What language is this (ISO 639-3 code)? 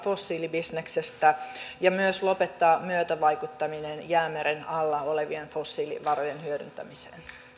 fin